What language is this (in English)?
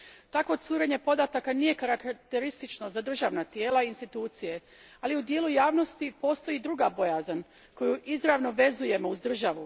Croatian